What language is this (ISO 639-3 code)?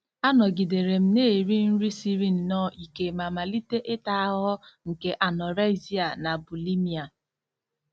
ibo